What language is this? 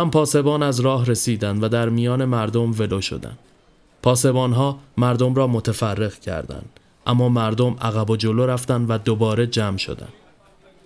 Persian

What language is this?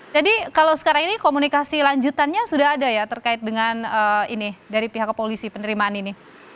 Indonesian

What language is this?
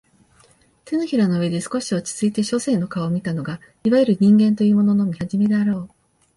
Japanese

